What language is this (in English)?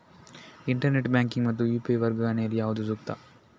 Kannada